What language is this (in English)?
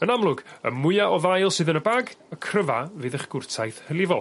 Welsh